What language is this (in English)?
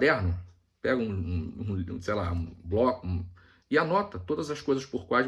Portuguese